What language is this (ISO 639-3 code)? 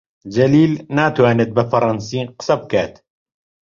ckb